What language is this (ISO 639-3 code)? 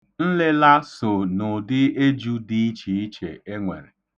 ibo